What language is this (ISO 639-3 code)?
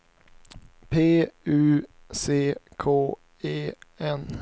swe